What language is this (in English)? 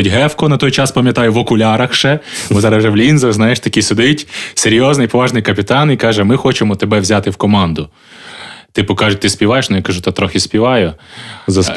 Ukrainian